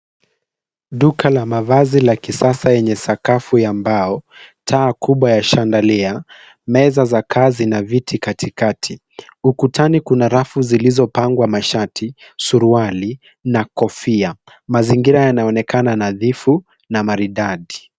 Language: Swahili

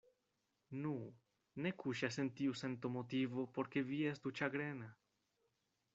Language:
Esperanto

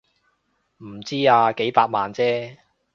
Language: Cantonese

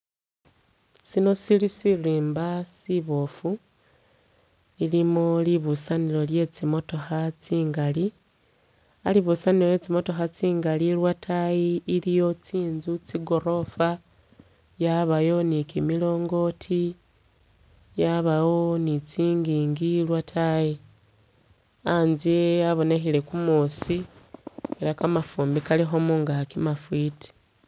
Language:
Masaaba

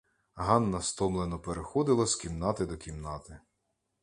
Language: Ukrainian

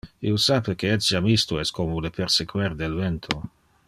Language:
Interlingua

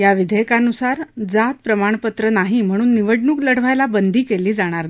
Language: Marathi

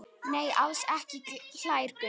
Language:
Icelandic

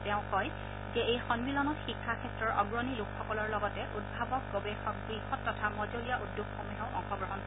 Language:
Assamese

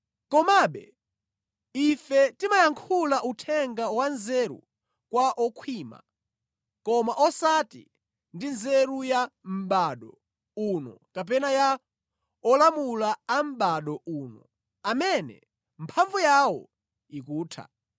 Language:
Nyanja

